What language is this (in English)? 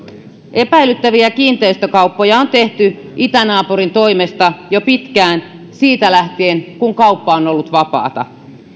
Finnish